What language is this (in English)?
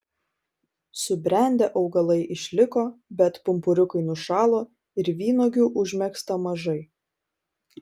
Lithuanian